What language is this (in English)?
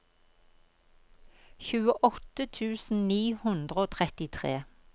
Norwegian